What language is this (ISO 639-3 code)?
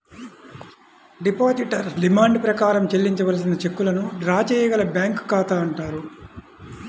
tel